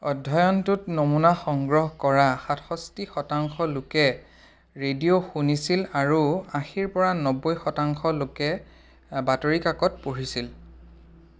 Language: Assamese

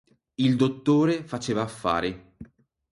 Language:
Italian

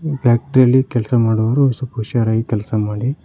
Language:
Kannada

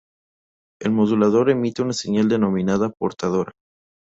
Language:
Spanish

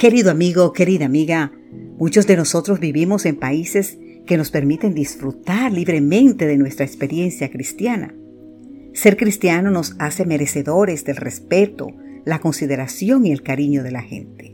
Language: Spanish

